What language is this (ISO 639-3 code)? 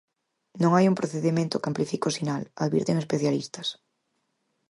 glg